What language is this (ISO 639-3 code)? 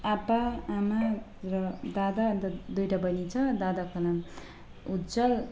nep